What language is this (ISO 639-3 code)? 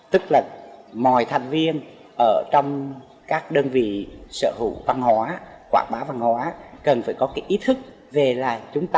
vie